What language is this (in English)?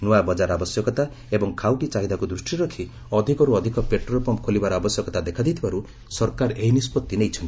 Odia